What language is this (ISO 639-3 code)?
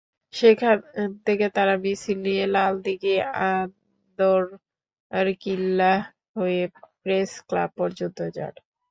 ben